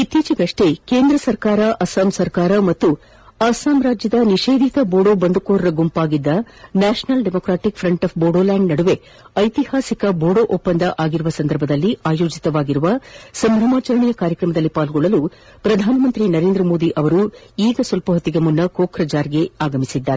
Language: Kannada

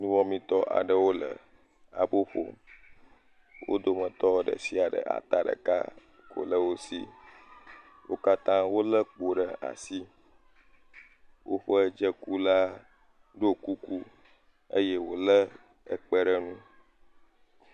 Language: Ewe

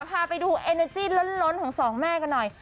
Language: Thai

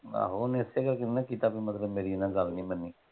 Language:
Punjabi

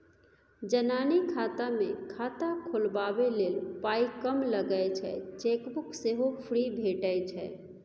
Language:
Maithili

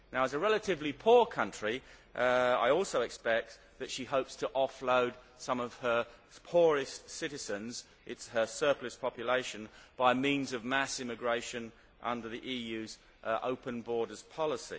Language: English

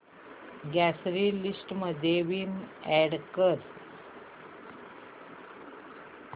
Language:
Marathi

